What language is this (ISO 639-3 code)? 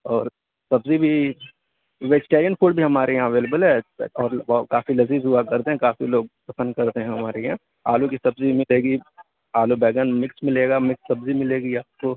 urd